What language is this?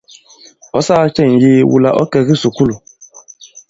Bankon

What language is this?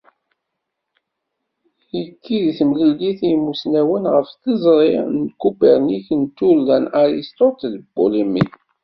Kabyle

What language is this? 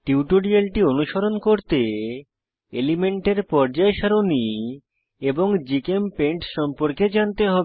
Bangla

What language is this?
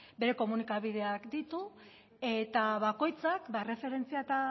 Basque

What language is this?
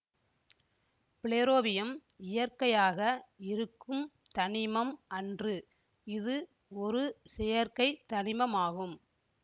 Tamil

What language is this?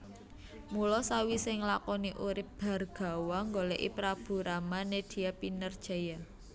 Javanese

